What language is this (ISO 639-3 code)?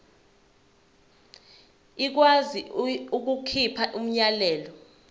zul